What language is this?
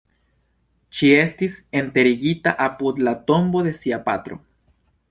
Esperanto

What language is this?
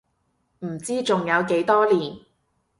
Cantonese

